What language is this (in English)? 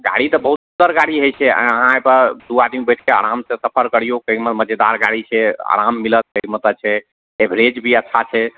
Maithili